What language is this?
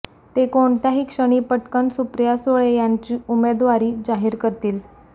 Marathi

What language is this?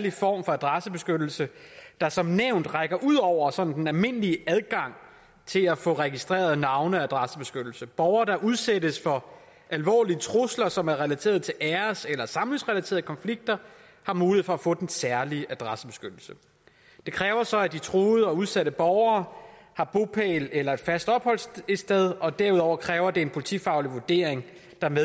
Danish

